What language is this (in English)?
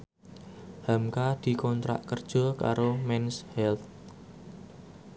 Javanese